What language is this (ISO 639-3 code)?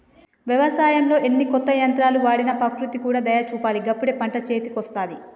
tel